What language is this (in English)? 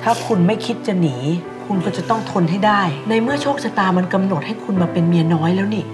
Thai